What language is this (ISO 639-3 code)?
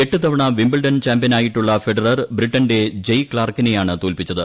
mal